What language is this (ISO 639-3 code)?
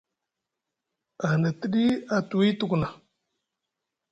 mug